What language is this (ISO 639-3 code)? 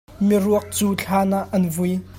cnh